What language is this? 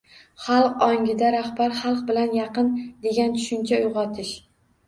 Uzbek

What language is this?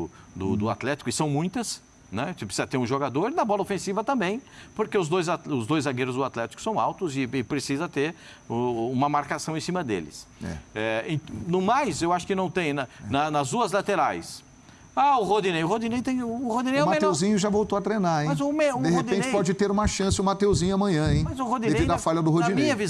Portuguese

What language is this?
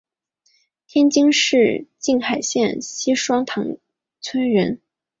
Chinese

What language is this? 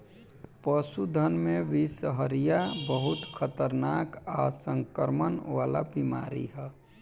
Bhojpuri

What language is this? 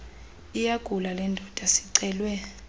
Xhosa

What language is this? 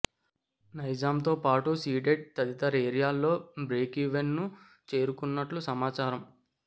Telugu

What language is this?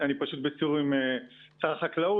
Hebrew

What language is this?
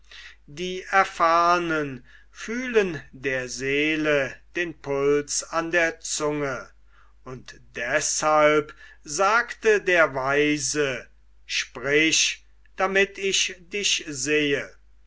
German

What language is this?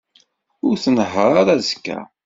Kabyle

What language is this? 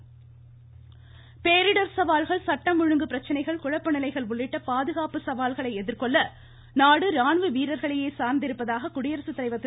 Tamil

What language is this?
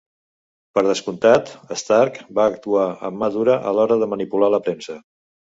Catalan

